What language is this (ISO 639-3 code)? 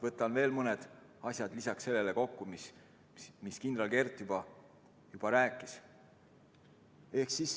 est